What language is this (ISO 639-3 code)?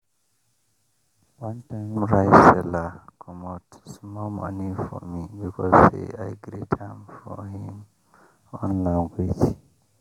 pcm